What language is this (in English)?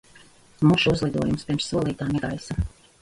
Latvian